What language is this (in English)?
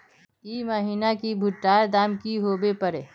Magahi